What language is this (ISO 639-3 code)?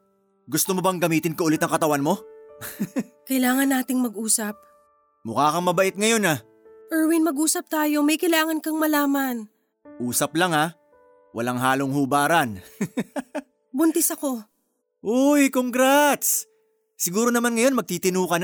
fil